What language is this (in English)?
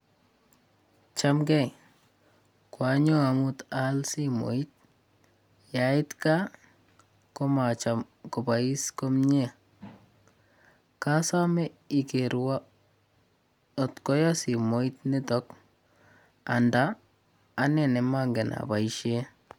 Kalenjin